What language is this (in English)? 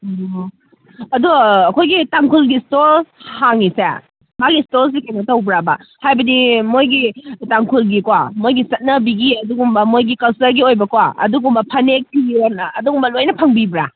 Manipuri